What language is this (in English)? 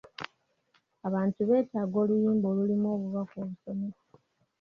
Ganda